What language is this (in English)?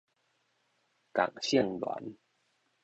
Min Nan Chinese